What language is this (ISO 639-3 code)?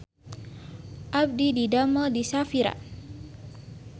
sun